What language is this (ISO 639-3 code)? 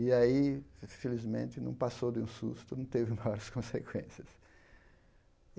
por